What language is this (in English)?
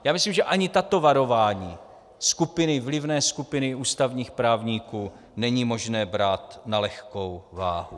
Czech